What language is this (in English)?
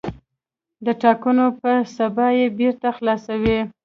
Pashto